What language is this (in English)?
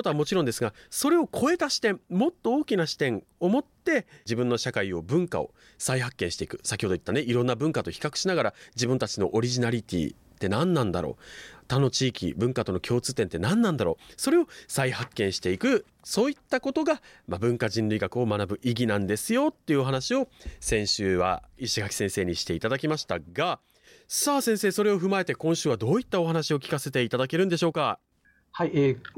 Japanese